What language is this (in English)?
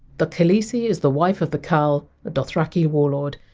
English